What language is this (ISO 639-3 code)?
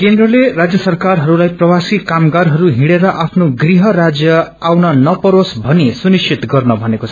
nep